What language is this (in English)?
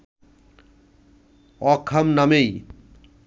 Bangla